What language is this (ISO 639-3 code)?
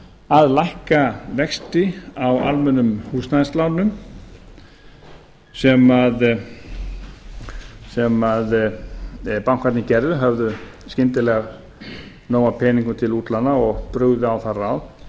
isl